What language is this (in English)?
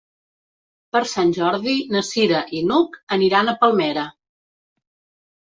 Catalan